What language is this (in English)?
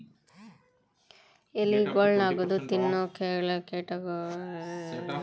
Kannada